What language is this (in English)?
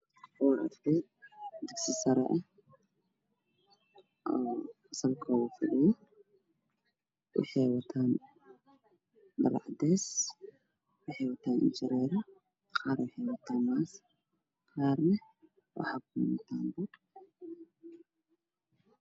Somali